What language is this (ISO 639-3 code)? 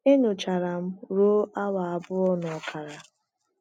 ibo